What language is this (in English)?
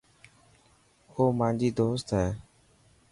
Dhatki